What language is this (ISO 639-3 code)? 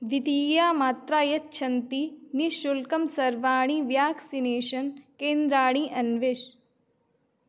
san